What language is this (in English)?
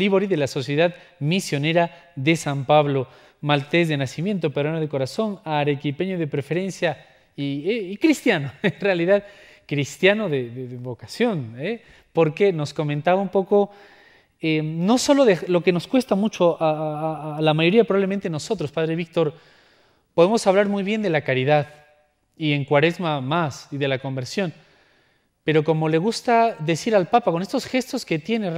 Spanish